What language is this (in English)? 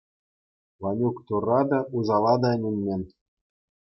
Chuvash